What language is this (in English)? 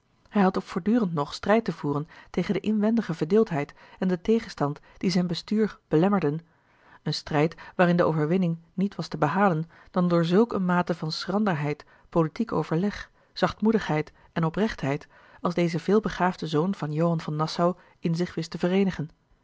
Dutch